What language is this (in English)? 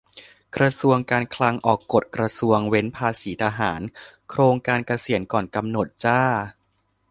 Thai